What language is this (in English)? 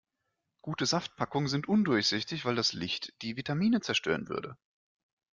German